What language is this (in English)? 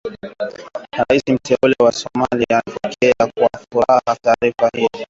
Swahili